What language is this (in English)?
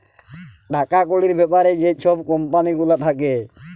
Bangla